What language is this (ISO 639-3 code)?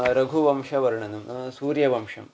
san